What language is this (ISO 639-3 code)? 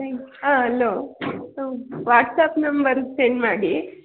kan